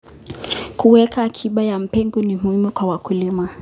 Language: Kalenjin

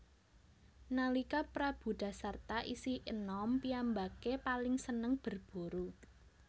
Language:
Javanese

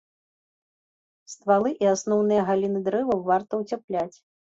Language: Belarusian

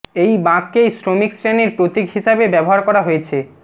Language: Bangla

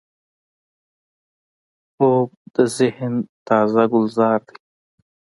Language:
Pashto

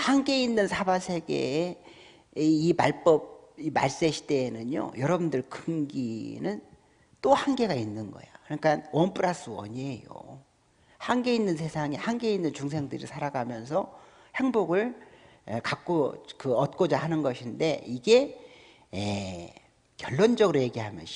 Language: Korean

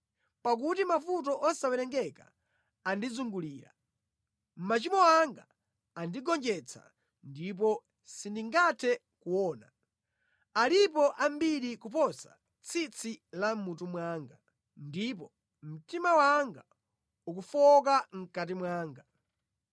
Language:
Nyanja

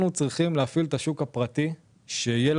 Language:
Hebrew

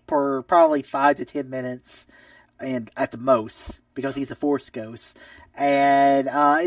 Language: English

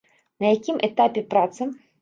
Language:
Belarusian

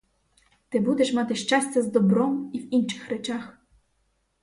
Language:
Ukrainian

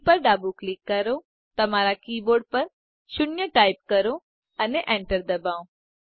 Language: Gujarati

